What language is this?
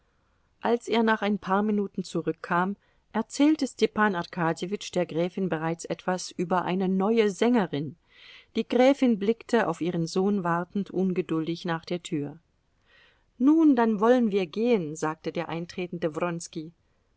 German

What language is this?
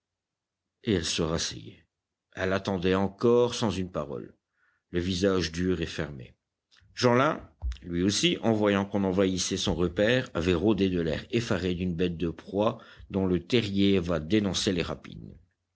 French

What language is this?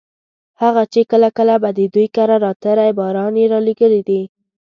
Pashto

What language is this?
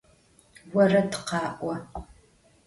Adyghe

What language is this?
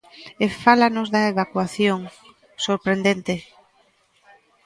Galician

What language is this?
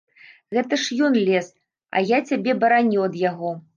Belarusian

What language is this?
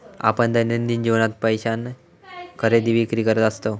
Marathi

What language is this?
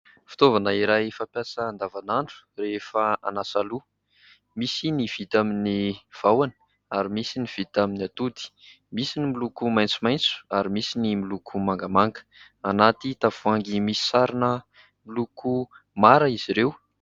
Malagasy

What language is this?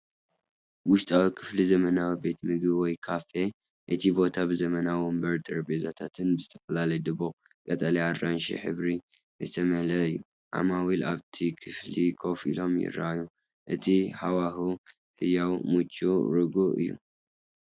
Tigrinya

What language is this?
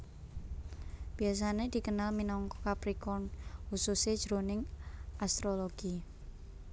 Javanese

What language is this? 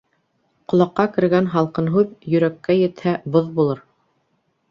Bashkir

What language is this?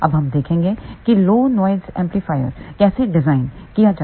Hindi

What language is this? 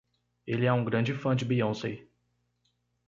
Portuguese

